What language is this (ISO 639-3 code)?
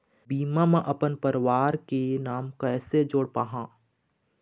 hne